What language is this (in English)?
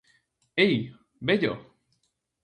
Galician